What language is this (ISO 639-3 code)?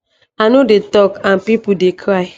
pcm